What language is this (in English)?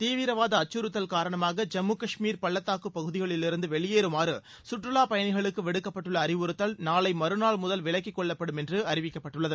Tamil